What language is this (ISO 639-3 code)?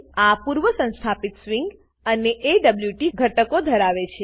guj